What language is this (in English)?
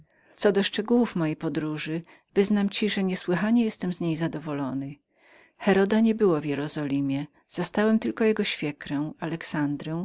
Polish